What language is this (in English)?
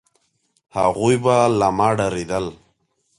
Pashto